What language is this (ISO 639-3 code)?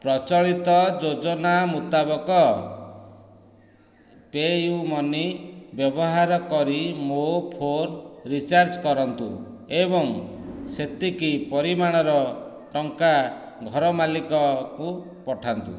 ori